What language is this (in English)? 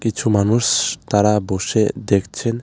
Bangla